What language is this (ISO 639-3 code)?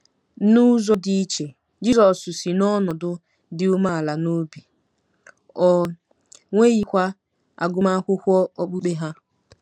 ibo